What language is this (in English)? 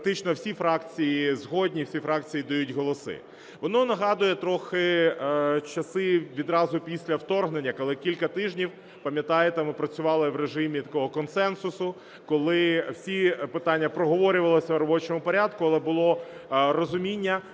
Ukrainian